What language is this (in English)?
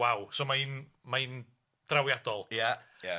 Welsh